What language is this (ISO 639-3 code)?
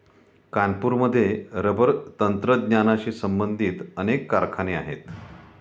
mar